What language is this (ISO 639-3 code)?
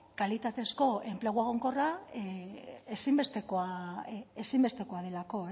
eus